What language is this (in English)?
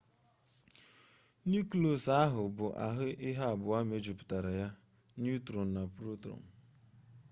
Igbo